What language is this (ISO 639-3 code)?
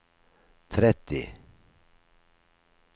nor